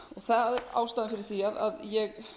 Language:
Icelandic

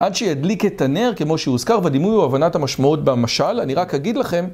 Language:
Hebrew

